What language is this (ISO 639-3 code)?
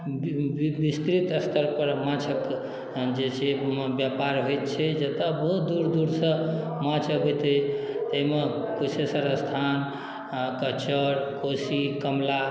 mai